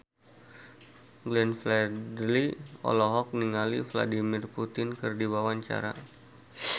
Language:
Sundanese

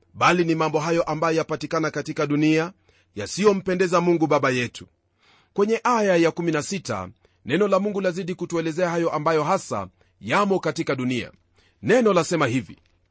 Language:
Swahili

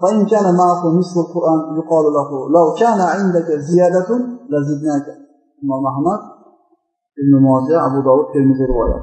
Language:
Turkish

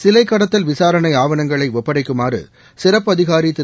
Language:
Tamil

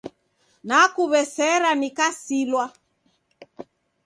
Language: Taita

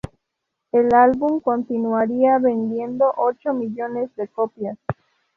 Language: Spanish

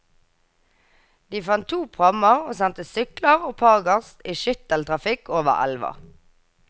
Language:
Norwegian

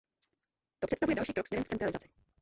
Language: Czech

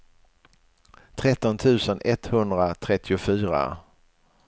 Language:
Swedish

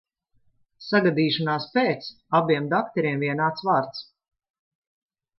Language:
Latvian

